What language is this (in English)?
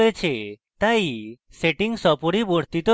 Bangla